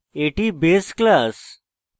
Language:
Bangla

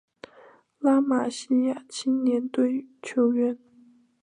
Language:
Chinese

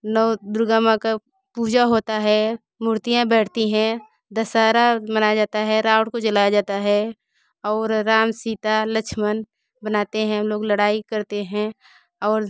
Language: Hindi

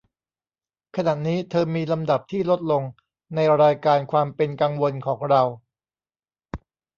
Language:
Thai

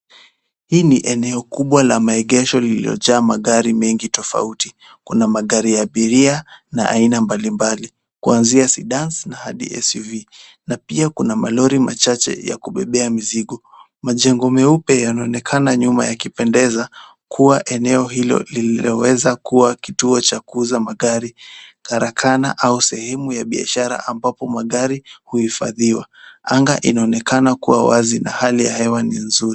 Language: Swahili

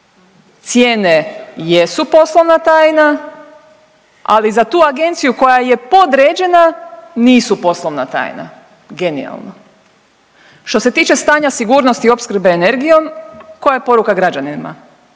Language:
Croatian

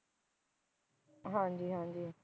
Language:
Punjabi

